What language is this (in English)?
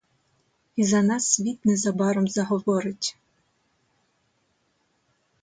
Ukrainian